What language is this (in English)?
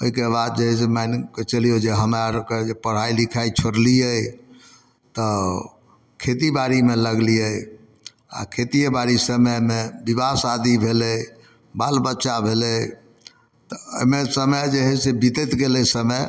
Maithili